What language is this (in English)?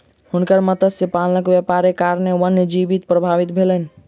Maithili